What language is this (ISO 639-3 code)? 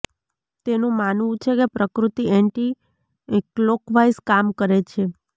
guj